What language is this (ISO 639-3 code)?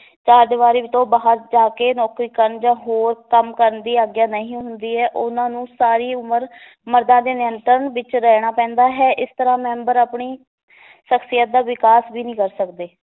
pan